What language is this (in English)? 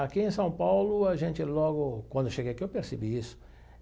Portuguese